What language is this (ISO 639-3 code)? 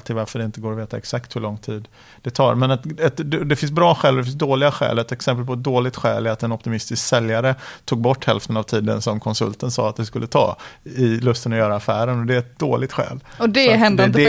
swe